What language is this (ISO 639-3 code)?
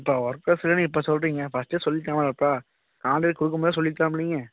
tam